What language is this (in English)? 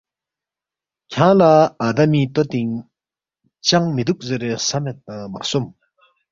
Balti